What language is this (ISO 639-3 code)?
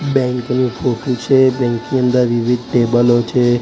guj